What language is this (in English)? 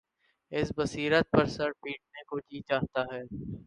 Urdu